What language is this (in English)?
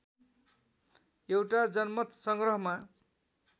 Nepali